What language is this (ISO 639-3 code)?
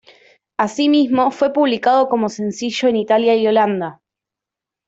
spa